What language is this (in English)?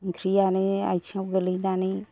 Bodo